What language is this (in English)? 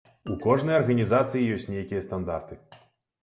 Belarusian